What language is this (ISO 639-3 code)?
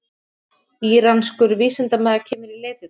isl